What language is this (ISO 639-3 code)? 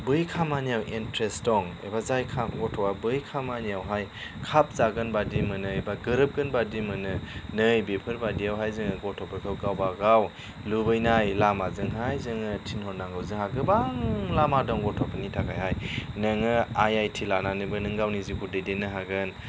brx